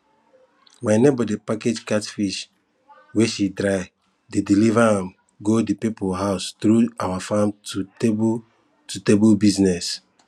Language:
Nigerian Pidgin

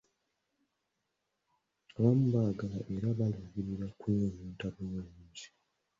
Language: Ganda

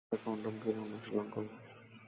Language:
Bangla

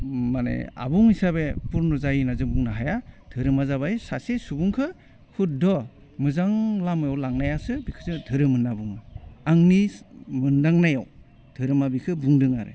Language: Bodo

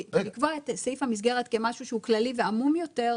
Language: Hebrew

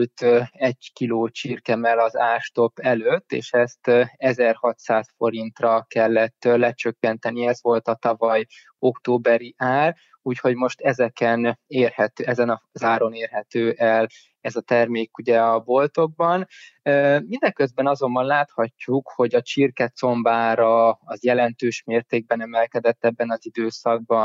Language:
Hungarian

